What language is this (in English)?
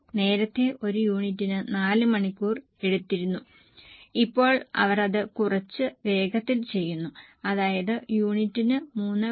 Malayalam